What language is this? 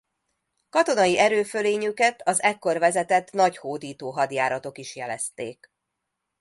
Hungarian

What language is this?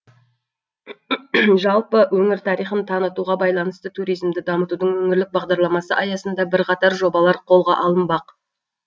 Kazakh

